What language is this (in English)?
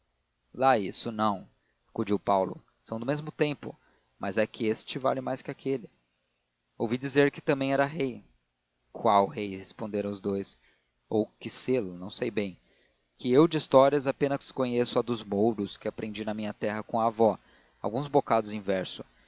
Portuguese